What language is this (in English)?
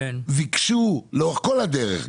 Hebrew